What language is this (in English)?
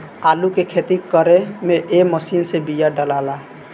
Bhojpuri